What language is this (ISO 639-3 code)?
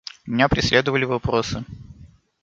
rus